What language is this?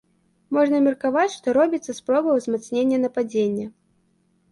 Belarusian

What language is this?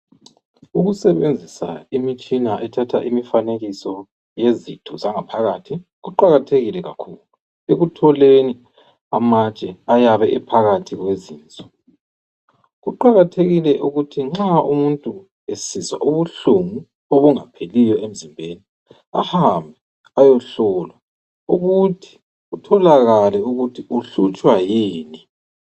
North Ndebele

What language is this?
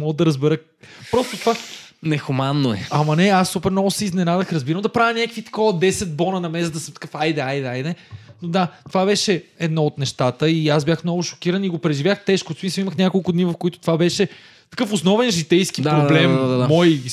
Bulgarian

